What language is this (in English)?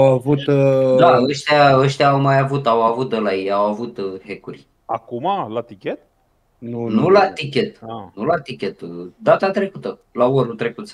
Romanian